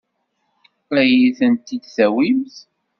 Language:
Kabyle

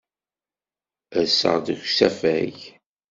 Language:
Kabyle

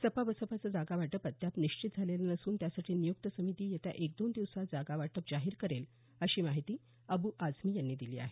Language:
Marathi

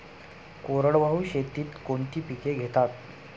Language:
Marathi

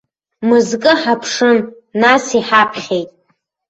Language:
Abkhazian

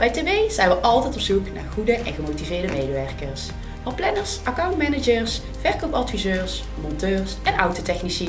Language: Dutch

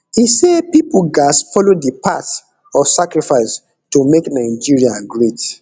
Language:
Nigerian Pidgin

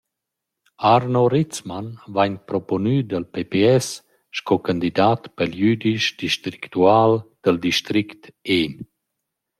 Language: Romansh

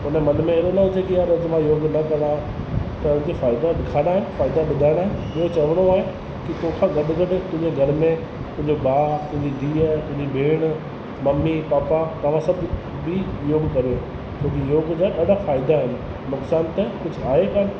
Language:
Sindhi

